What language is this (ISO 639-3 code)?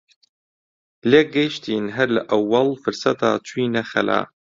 ckb